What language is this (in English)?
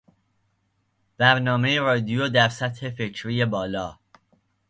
Persian